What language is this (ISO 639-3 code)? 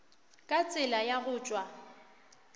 nso